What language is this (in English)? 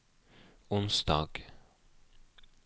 Norwegian